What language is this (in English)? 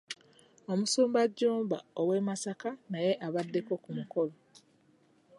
Ganda